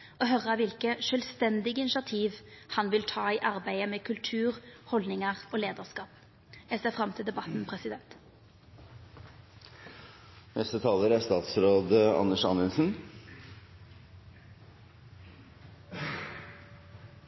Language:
Norwegian Nynorsk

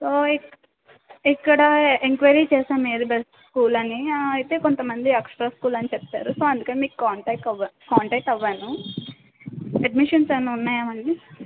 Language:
Telugu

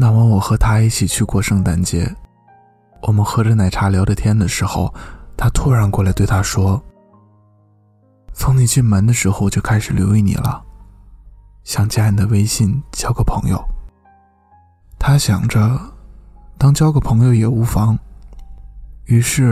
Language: Chinese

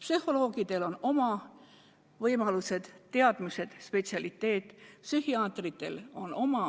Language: Estonian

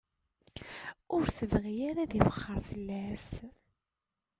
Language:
Kabyle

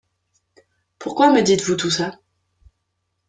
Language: French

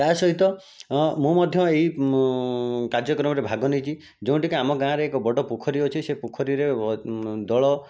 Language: Odia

